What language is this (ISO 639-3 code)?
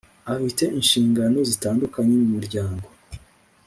kin